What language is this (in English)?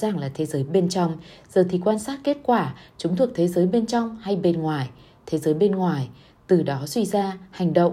Vietnamese